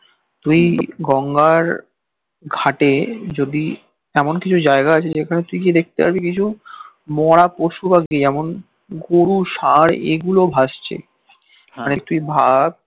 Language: Bangla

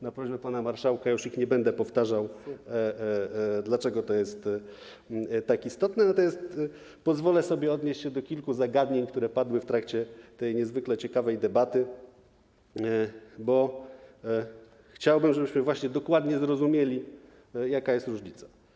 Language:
Polish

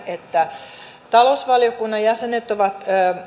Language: Finnish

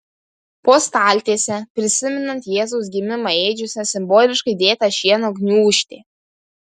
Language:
Lithuanian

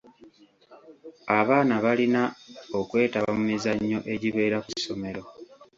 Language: Ganda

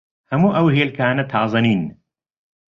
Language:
Central Kurdish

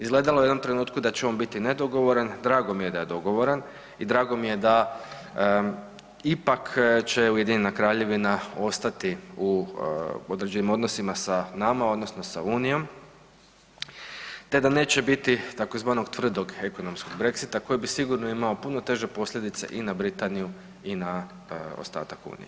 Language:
Croatian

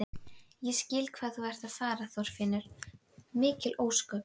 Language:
Icelandic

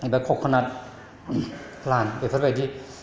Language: Bodo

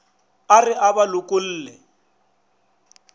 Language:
Northern Sotho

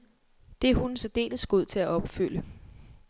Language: Danish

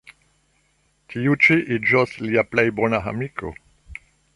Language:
Esperanto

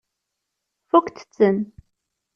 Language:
Kabyle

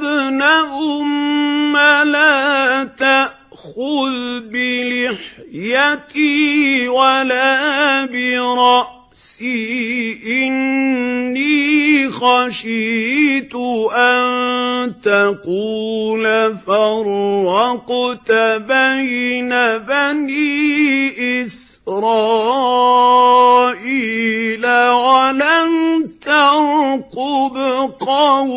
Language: Arabic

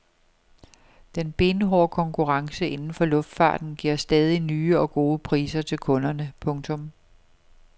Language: Danish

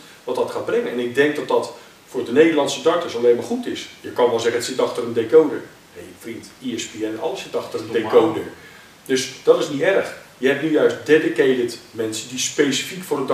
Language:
Dutch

